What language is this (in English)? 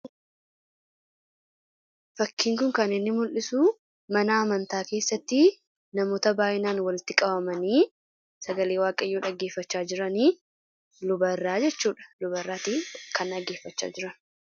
Oromo